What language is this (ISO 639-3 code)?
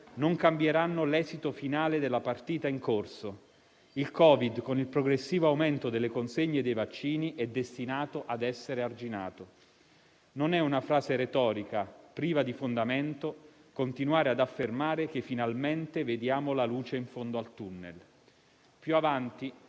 ita